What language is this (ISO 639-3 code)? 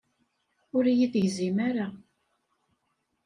kab